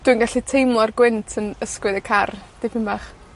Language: Welsh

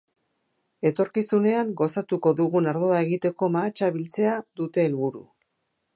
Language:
Basque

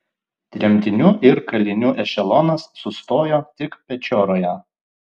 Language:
Lithuanian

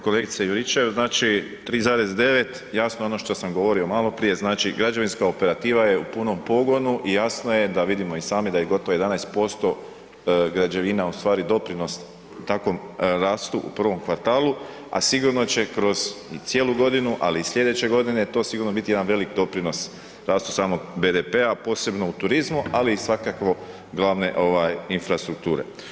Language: Croatian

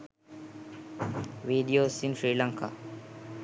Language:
Sinhala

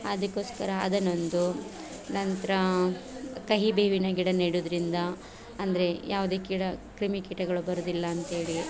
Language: Kannada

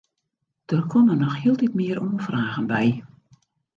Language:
Western Frisian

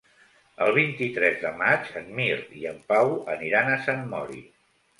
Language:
Catalan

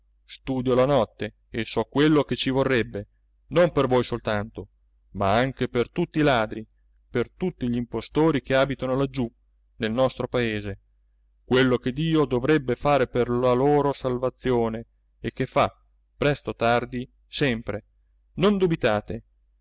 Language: Italian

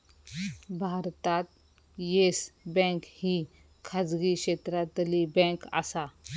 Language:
Marathi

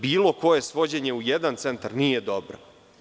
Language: Serbian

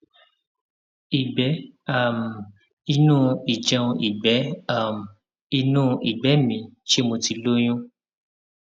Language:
Yoruba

